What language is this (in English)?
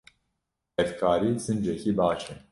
Kurdish